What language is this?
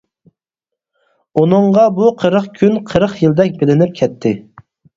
Uyghur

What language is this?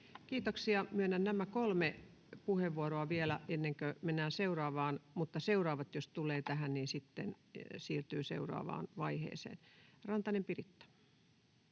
Finnish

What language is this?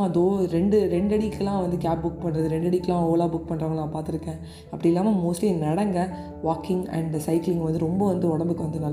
Tamil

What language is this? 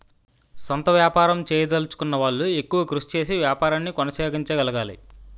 Telugu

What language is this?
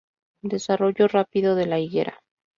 Spanish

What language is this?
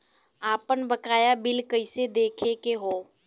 Bhojpuri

